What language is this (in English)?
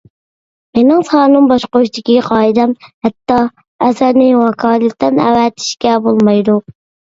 Uyghur